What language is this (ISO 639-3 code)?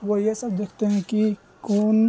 urd